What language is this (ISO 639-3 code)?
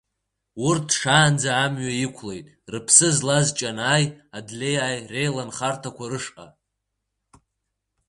abk